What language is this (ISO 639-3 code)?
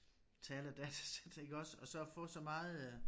dan